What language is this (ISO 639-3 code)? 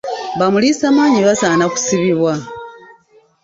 lug